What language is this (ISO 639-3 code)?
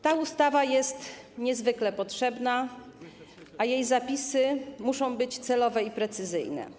pol